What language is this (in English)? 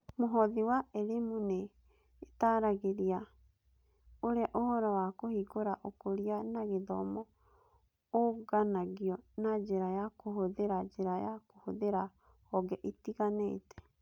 Kikuyu